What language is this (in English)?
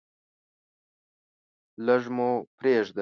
Pashto